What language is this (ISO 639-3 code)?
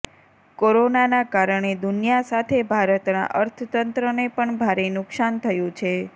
guj